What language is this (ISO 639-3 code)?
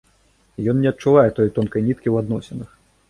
bel